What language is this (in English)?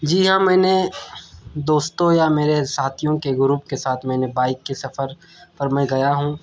Urdu